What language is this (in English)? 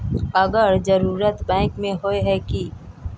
Magahi